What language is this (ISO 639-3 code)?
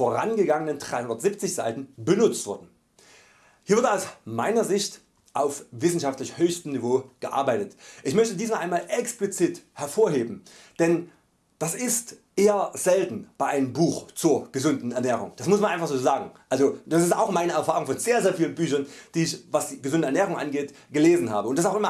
deu